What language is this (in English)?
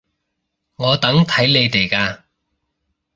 Cantonese